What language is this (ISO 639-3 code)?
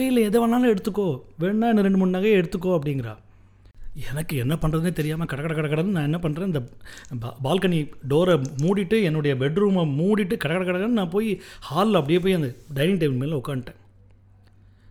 tam